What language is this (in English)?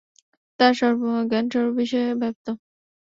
Bangla